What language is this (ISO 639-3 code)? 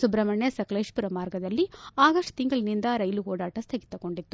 kan